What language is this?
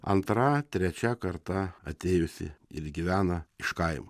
Lithuanian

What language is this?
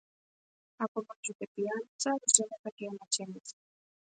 Macedonian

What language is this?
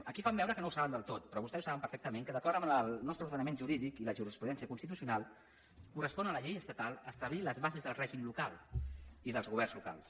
Catalan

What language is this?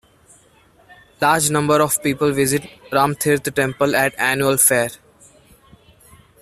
English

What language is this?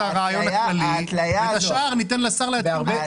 Hebrew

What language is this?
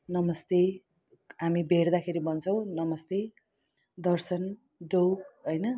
Nepali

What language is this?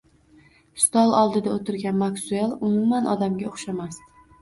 Uzbek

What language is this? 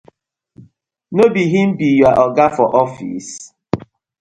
Nigerian Pidgin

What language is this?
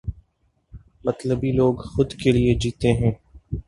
Urdu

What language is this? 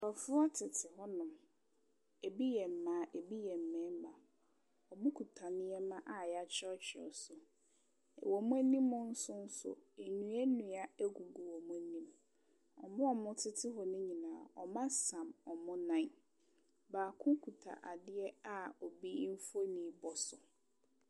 Akan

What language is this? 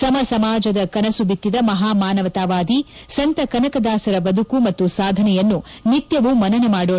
Kannada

